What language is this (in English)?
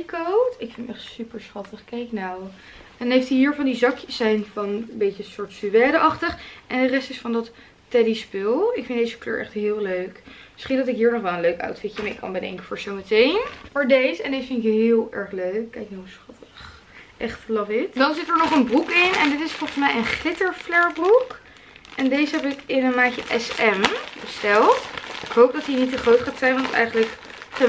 Dutch